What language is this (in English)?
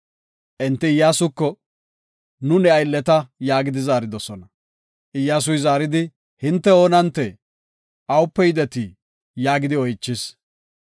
Gofa